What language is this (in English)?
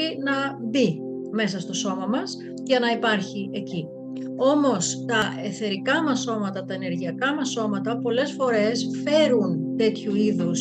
Greek